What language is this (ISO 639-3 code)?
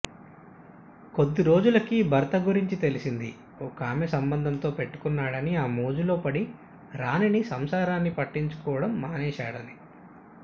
tel